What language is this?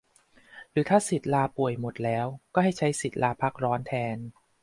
Thai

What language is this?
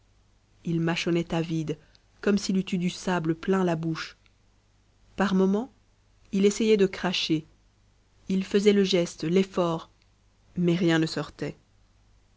French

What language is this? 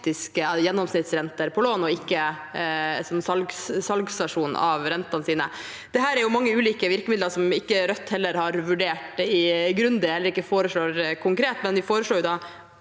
Norwegian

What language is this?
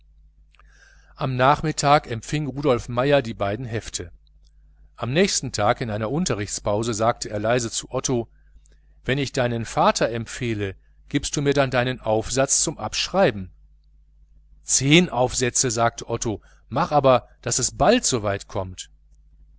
German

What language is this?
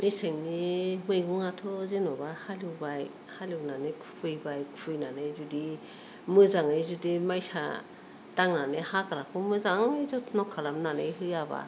Bodo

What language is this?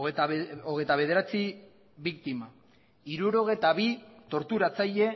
Basque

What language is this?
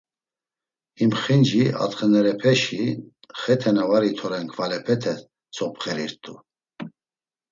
Laz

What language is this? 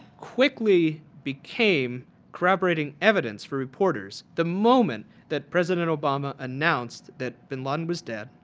English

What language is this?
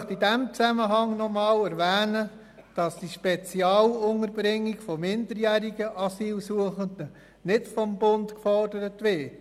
Swiss German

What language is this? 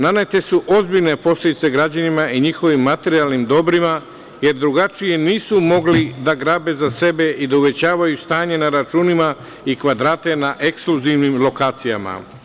Serbian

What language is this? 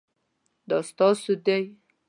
Pashto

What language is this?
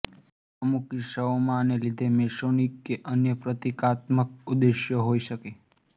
Gujarati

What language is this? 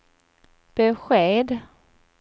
Swedish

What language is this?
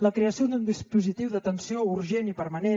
Catalan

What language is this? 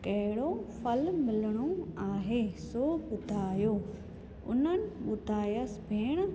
Sindhi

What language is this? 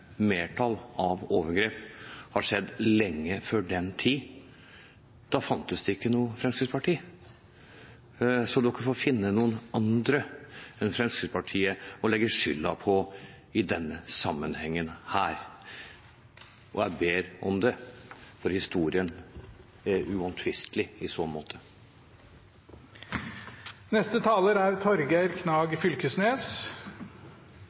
Norwegian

